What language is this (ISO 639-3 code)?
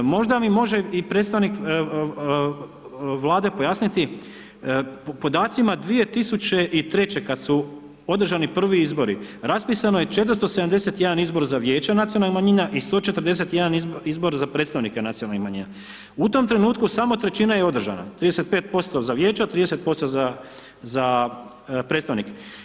hrv